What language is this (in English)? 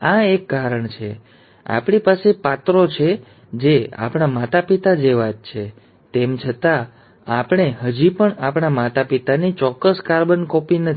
Gujarati